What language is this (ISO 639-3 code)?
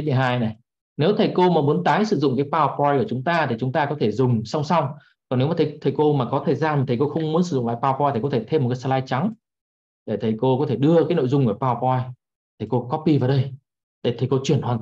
vie